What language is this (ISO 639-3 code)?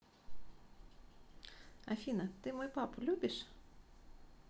rus